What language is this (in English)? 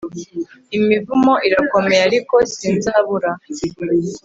Kinyarwanda